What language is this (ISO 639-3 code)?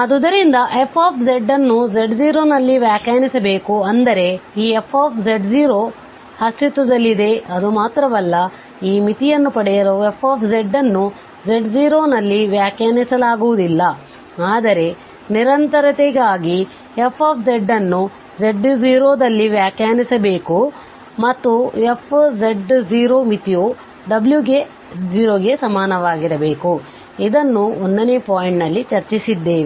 kan